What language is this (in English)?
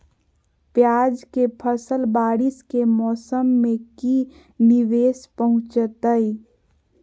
Magahi